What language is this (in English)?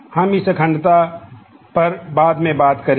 Hindi